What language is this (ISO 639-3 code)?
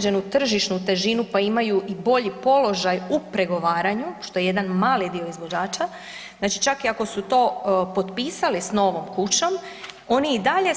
hrv